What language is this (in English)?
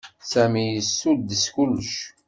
Kabyle